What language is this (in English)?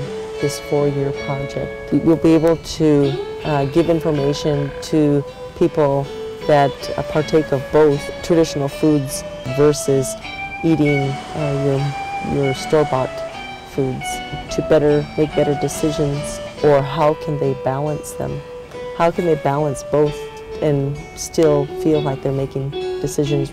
English